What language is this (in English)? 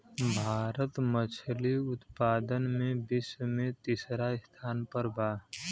Bhojpuri